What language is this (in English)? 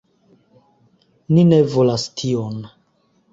Esperanto